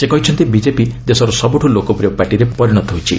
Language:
Odia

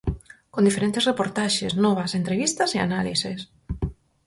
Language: Galician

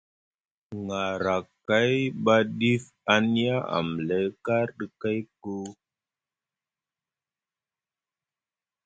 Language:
Musgu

